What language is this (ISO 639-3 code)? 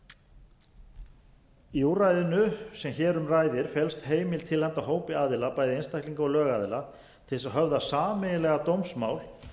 isl